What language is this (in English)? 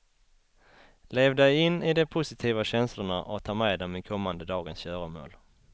Swedish